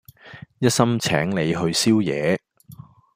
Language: Cantonese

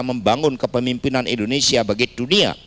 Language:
Indonesian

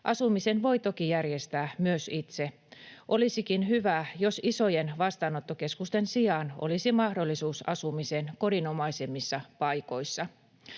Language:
Finnish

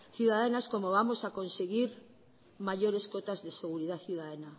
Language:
Spanish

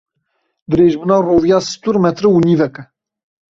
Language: Kurdish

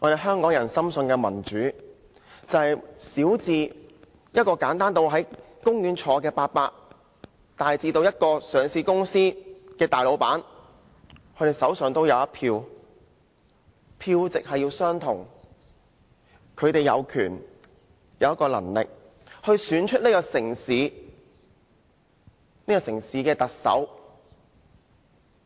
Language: Cantonese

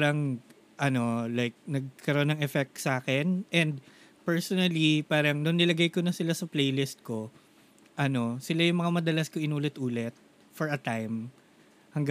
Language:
Filipino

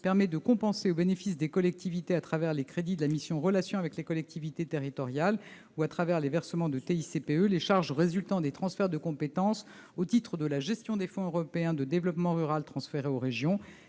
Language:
French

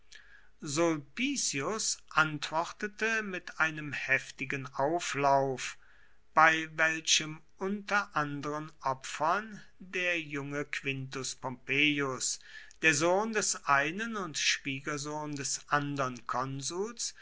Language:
German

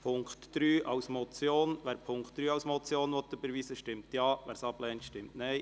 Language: Swiss German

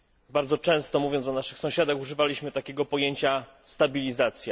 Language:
Polish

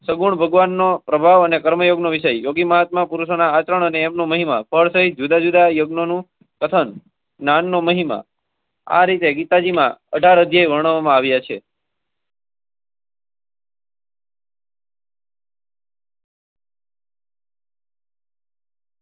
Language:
Gujarati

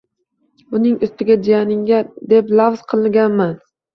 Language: Uzbek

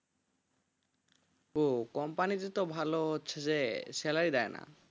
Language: Bangla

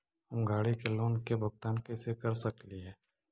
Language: Magahi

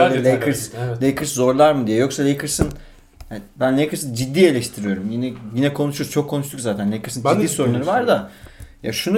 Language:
Turkish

